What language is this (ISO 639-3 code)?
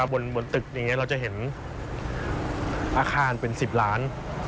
tha